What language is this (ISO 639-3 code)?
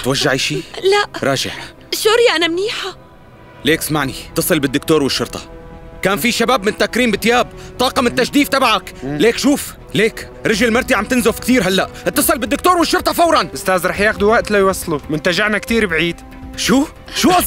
ara